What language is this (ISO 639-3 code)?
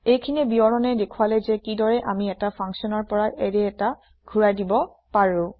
asm